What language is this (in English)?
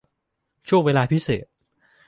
Thai